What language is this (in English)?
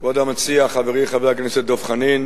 Hebrew